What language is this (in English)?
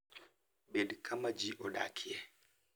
Luo (Kenya and Tanzania)